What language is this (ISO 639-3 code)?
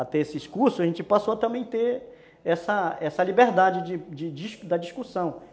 por